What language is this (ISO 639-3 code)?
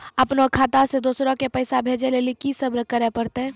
mai